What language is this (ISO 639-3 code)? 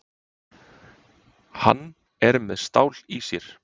isl